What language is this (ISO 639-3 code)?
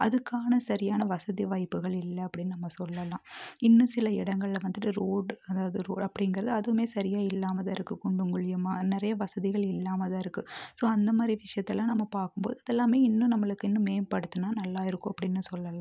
tam